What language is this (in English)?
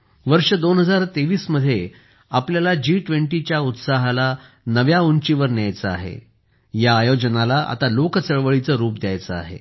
Marathi